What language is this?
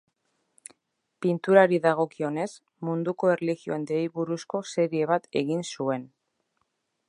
Basque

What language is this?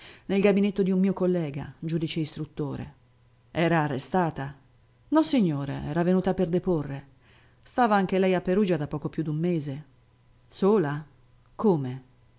Italian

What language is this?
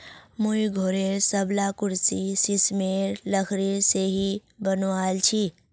Magahi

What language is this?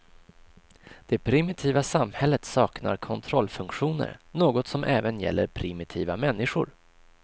Swedish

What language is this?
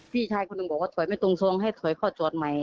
Thai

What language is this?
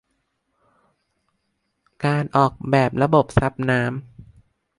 Thai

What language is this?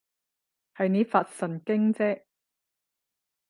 Cantonese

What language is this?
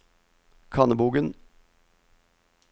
Norwegian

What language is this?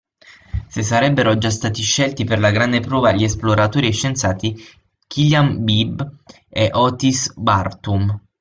Italian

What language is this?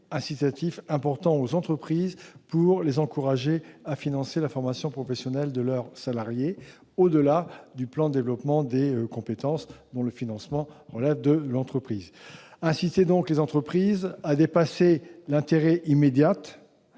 French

